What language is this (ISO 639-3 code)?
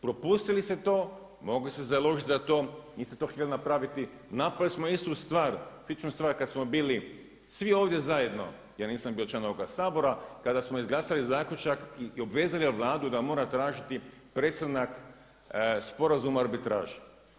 hrv